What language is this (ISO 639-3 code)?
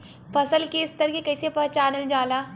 bho